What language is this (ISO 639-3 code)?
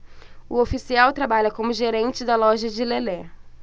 por